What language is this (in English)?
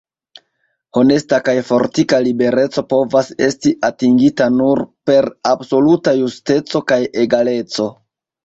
Esperanto